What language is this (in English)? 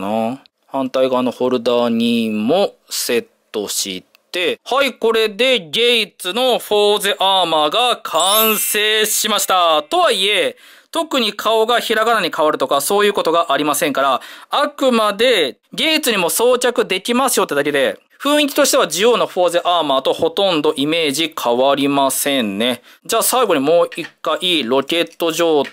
Japanese